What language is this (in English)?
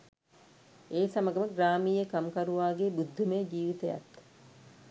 Sinhala